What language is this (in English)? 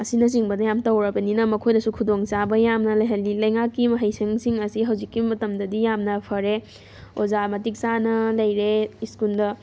Manipuri